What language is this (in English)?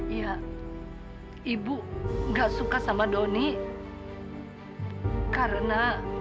Indonesian